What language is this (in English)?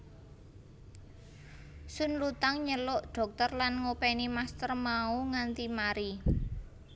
Javanese